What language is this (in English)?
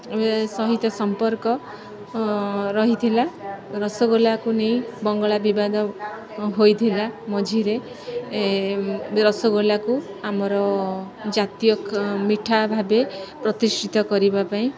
Odia